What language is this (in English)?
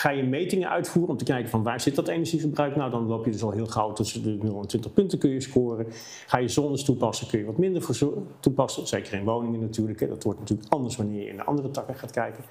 Dutch